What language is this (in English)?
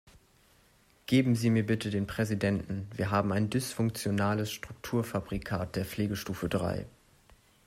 German